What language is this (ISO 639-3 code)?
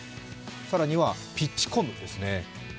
jpn